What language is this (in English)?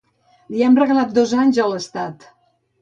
Catalan